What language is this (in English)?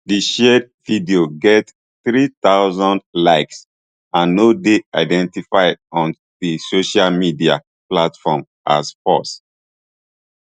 Nigerian Pidgin